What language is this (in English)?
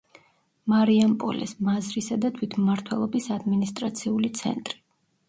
Georgian